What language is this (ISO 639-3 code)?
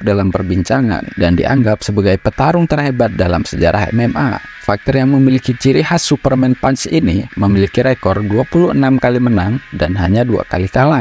ind